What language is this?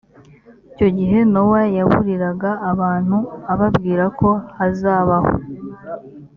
Kinyarwanda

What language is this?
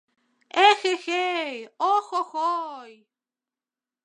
Mari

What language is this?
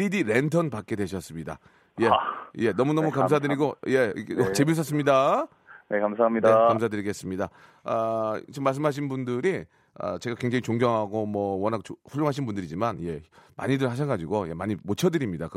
Korean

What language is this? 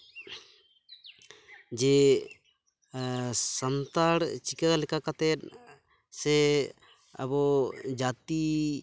Santali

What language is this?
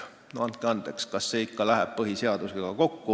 Estonian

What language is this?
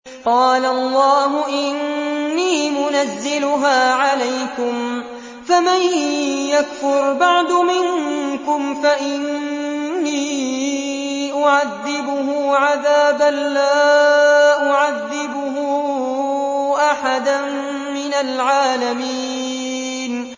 Arabic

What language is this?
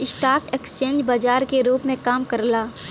Bhojpuri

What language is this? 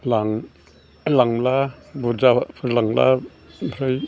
Bodo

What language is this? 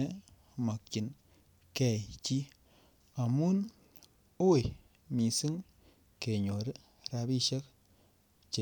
Kalenjin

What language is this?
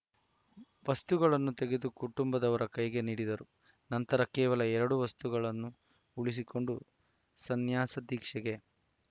Kannada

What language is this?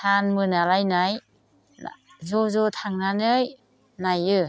Bodo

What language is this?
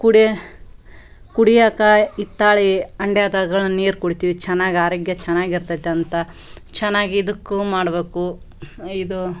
Kannada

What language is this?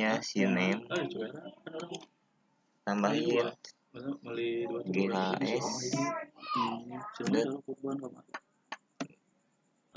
Indonesian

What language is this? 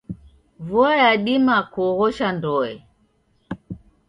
Taita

